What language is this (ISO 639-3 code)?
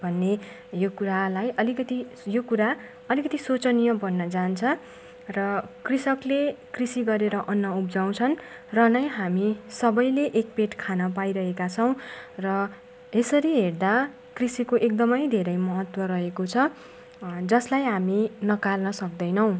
nep